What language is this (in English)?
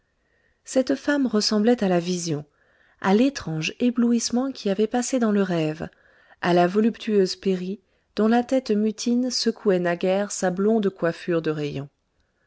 French